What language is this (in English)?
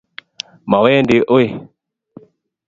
Kalenjin